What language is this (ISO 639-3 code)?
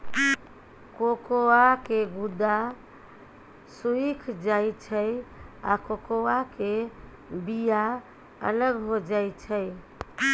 mai